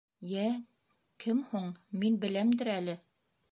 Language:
Bashkir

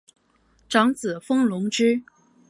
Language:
Chinese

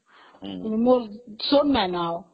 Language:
Odia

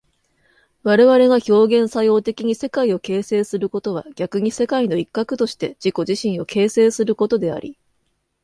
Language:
Japanese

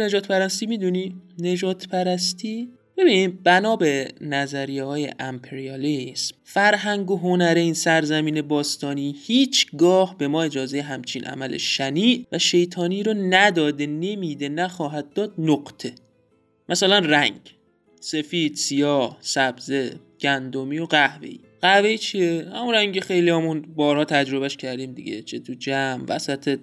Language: Persian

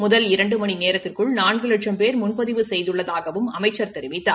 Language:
Tamil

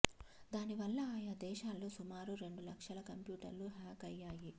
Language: Telugu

